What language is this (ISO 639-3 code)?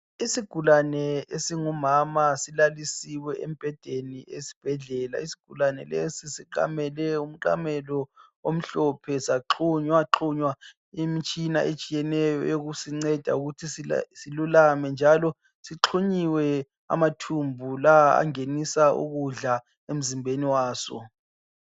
nde